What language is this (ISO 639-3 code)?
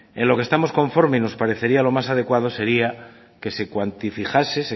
spa